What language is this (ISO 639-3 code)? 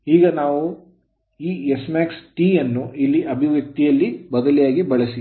kan